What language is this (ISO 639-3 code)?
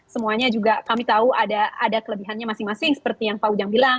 ind